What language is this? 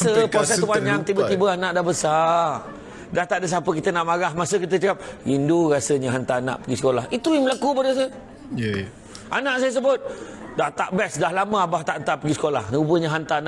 Malay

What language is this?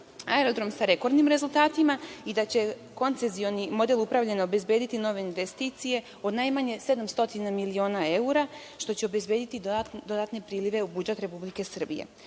Serbian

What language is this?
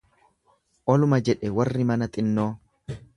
Oromo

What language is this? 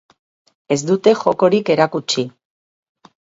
Basque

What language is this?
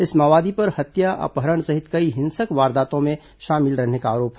Hindi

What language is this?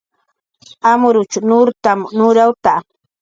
Jaqaru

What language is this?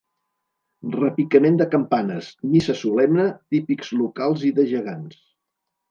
Catalan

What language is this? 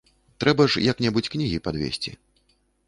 Belarusian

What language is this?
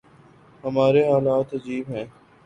Urdu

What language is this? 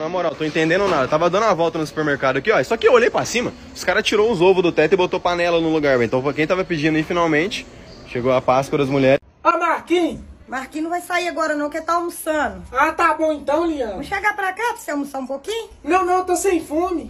Portuguese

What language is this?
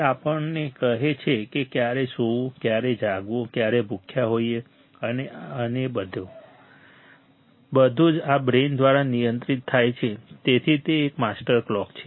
Gujarati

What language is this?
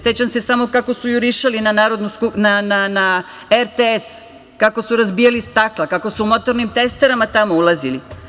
Serbian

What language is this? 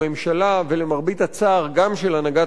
Hebrew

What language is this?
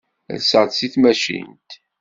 Kabyle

